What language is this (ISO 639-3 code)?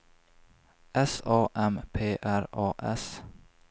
swe